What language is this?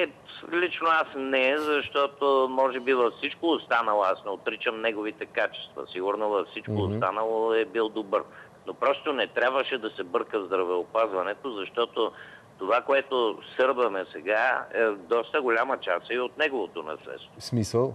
Bulgarian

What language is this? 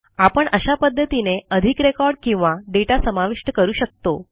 Marathi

